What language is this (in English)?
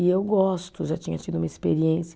Portuguese